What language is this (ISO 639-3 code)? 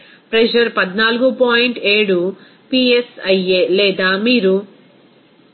tel